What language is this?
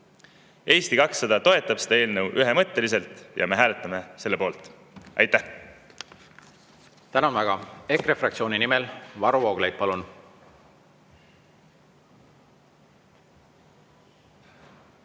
Estonian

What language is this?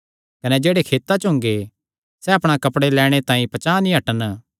Kangri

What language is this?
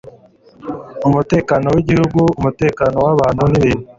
Kinyarwanda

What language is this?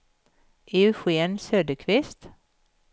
Swedish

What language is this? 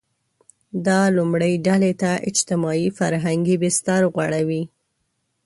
Pashto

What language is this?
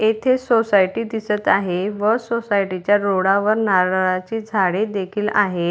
Marathi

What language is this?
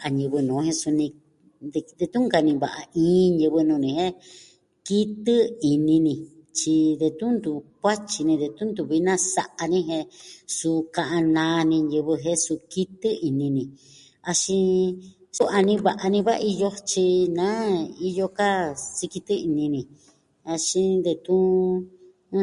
Southwestern Tlaxiaco Mixtec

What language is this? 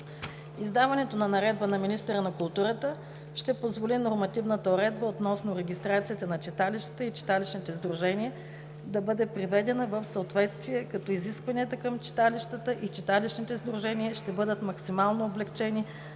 Bulgarian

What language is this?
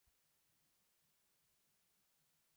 Mari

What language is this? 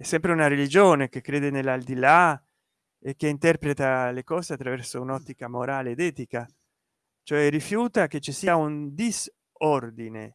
Italian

